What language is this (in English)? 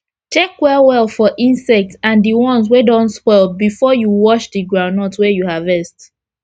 Nigerian Pidgin